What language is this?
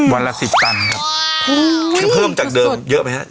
Thai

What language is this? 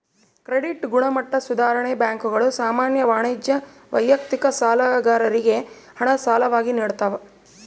Kannada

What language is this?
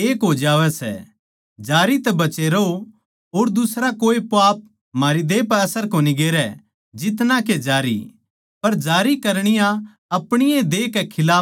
Haryanvi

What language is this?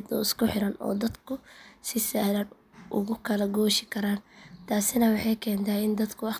Somali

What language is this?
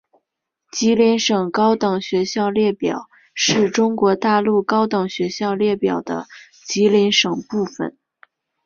Chinese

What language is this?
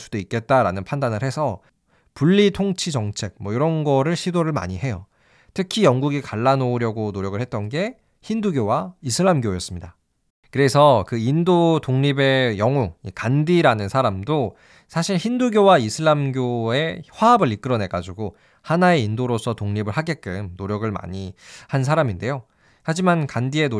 Korean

